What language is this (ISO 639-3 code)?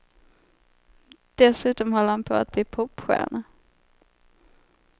swe